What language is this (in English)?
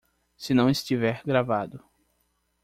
Portuguese